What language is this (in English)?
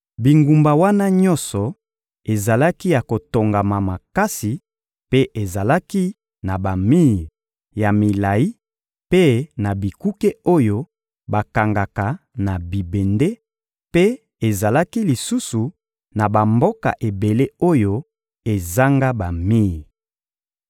Lingala